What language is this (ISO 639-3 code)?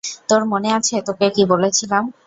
ben